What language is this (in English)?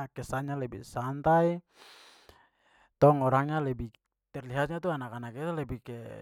Papuan Malay